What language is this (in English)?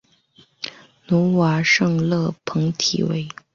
Chinese